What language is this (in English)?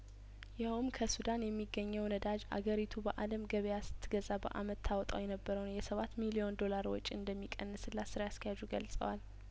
Amharic